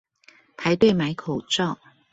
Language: Chinese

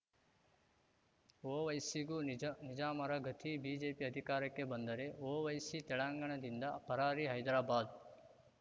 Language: Kannada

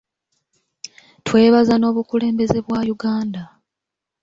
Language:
Ganda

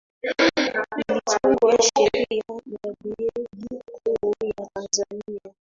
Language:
Swahili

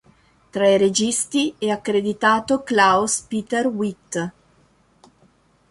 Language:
Italian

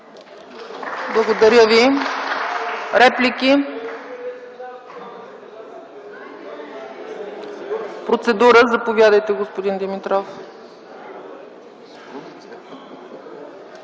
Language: Bulgarian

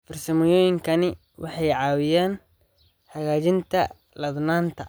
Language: Somali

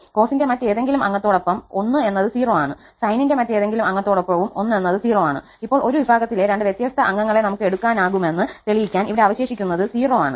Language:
Malayalam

